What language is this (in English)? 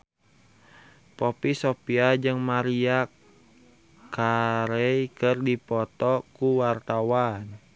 Sundanese